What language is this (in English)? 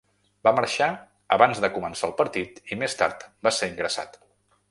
Catalan